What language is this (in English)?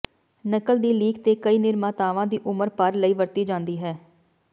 Punjabi